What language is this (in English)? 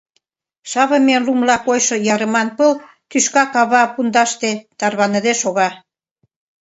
Mari